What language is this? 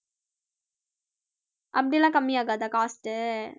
Tamil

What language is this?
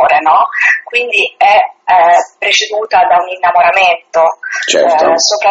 Italian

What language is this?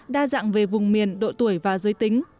Vietnamese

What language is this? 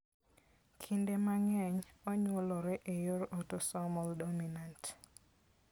Luo (Kenya and Tanzania)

